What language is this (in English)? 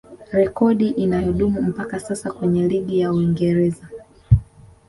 Swahili